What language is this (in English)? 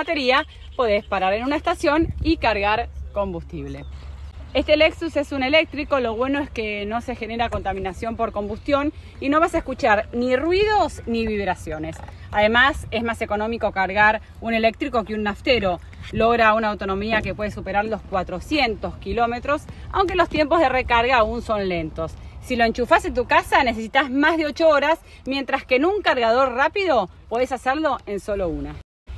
Spanish